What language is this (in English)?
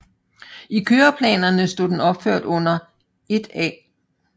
Danish